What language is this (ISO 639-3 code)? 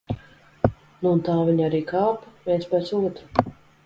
lav